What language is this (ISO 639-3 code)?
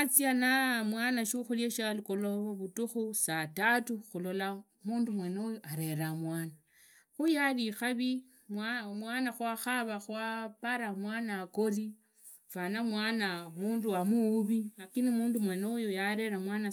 ida